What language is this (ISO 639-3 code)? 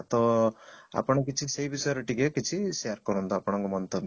ori